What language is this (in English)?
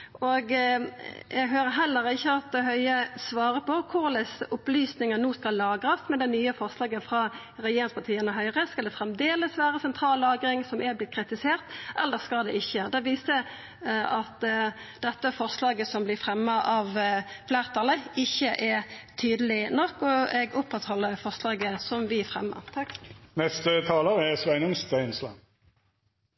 Norwegian